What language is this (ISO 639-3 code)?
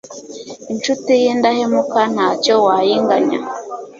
kin